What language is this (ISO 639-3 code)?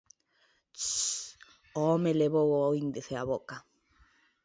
glg